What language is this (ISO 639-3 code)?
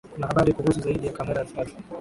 swa